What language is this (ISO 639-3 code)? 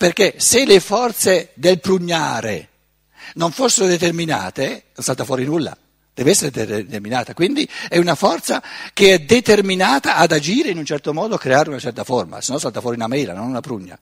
ita